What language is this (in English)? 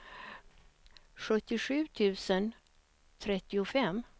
Swedish